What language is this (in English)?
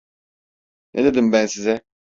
Turkish